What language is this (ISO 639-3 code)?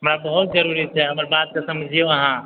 mai